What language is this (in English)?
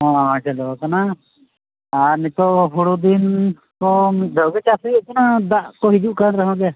Santali